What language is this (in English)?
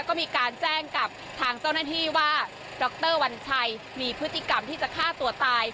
Thai